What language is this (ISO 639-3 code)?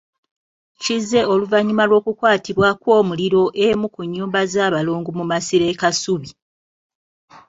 lug